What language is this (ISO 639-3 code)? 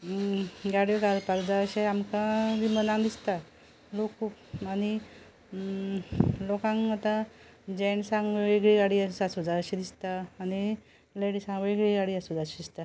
kok